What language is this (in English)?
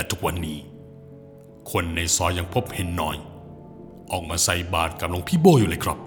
Thai